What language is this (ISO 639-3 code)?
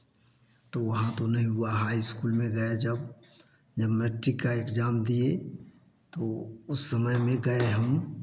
hin